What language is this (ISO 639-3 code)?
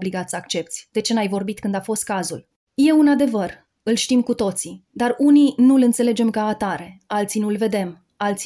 ron